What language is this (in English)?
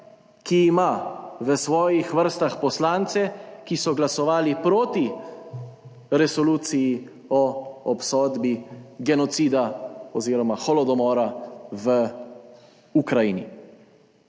Slovenian